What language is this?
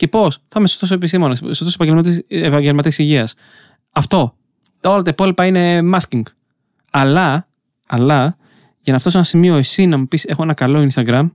Greek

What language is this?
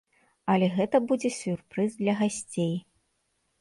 Belarusian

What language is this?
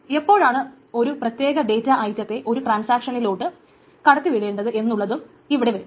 Malayalam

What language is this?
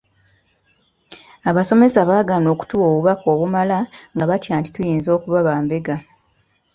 Ganda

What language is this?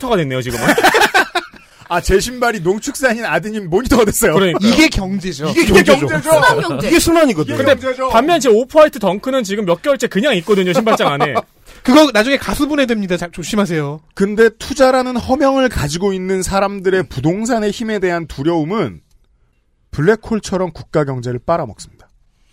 Korean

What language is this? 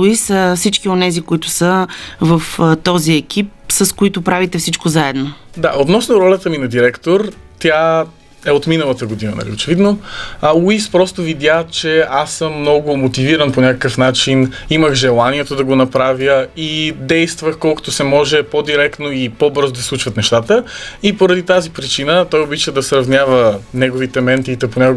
Bulgarian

